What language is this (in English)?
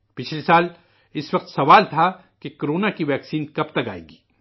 Urdu